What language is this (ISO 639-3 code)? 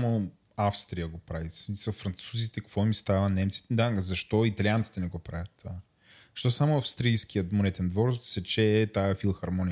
bul